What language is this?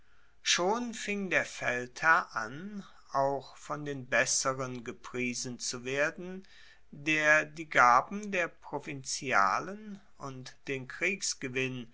German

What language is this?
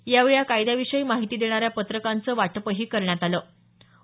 Marathi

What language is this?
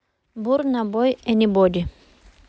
Russian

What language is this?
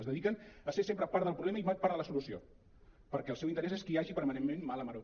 Catalan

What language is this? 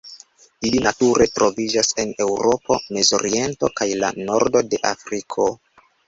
Esperanto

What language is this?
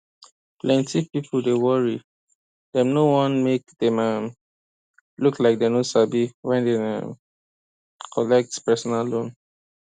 Nigerian Pidgin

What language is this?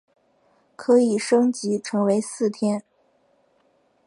Chinese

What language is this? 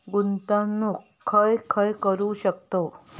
Marathi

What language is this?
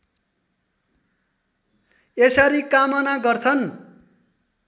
Nepali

